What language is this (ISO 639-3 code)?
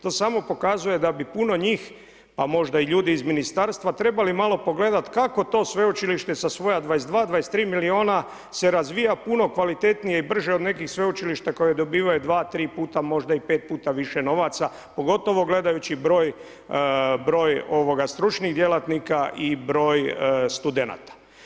hrv